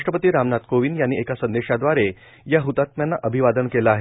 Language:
Marathi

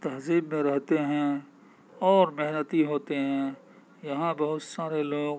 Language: Urdu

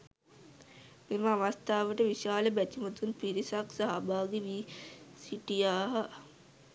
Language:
Sinhala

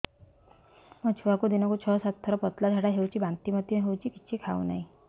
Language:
Odia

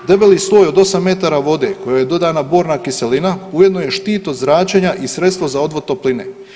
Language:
Croatian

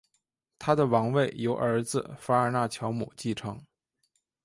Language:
Chinese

